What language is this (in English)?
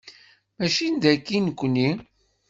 Kabyle